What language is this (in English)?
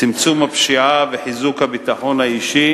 Hebrew